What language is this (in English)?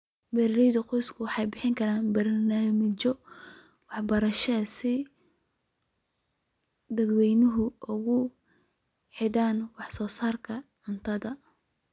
Somali